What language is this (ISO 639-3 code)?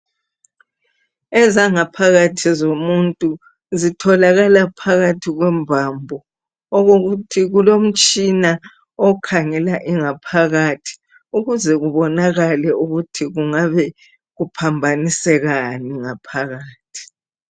nde